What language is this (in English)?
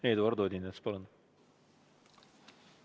Estonian